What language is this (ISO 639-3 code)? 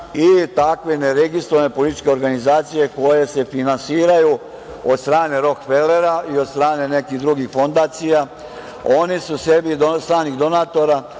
srp